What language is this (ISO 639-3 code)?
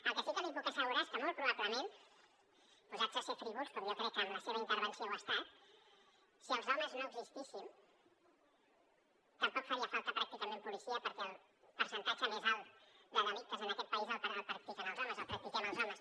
cat